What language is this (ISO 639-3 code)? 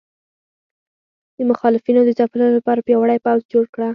pus